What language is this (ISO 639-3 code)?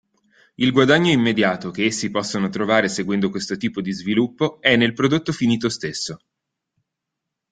ita